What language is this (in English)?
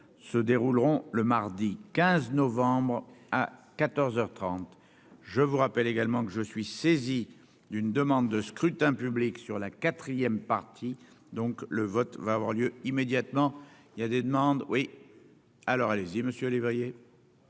French